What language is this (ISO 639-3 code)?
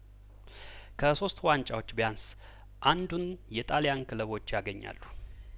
amh